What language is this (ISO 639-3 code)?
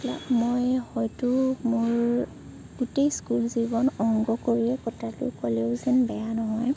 asm